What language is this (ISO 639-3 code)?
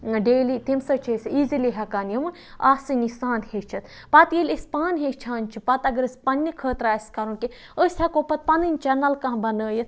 kas